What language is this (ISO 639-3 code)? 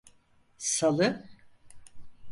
tur